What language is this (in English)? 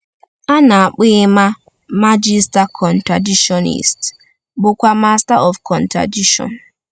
Igbo